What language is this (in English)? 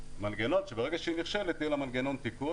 Hebrew